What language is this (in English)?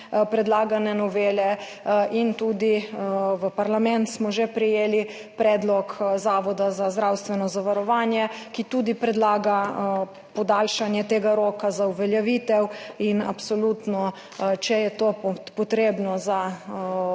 Slovenian